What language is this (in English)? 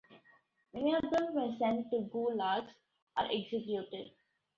English